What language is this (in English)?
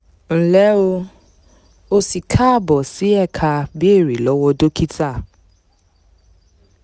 Yoruba